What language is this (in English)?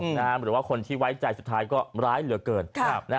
Thai